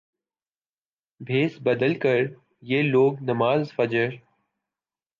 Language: Urdu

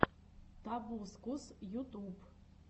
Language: Russian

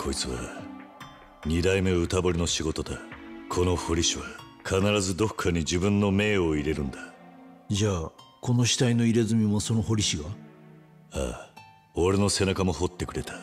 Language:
Japanese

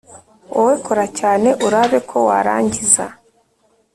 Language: Kinyarwanda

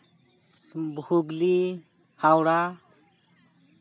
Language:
Santali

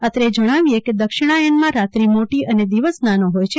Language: Gujarati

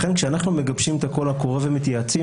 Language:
Hebrew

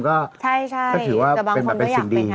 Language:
Thai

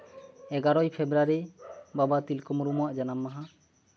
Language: Santali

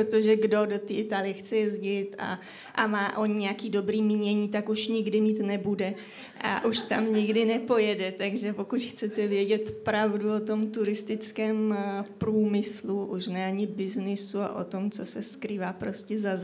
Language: Czech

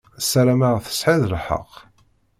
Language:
Kabyle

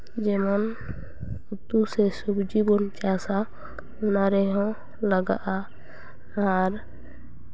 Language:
Santali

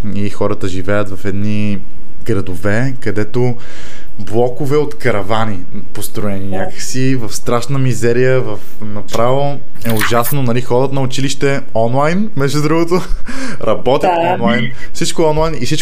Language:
Bulgarian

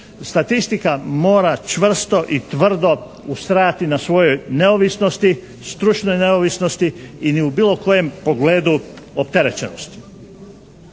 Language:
Croatian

